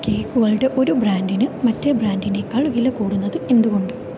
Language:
Malayalam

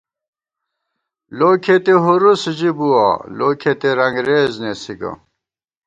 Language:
Gawar-Bati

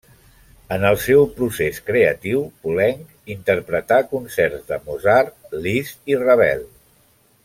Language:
Catalan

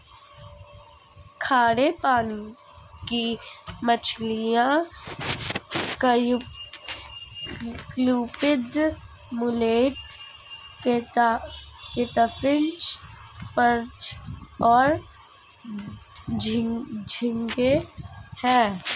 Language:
Hindi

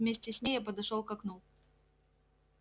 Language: Russian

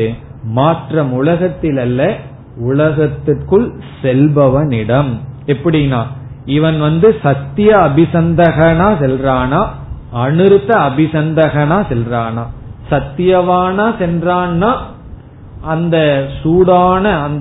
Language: Tamil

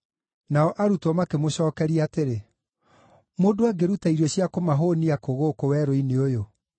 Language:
Kikuyu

